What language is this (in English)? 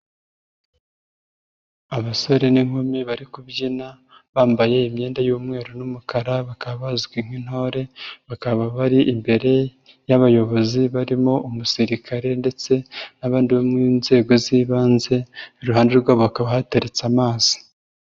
Kinyarwanda